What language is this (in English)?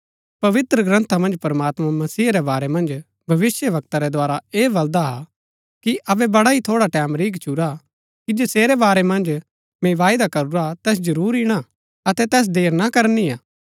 Gaddi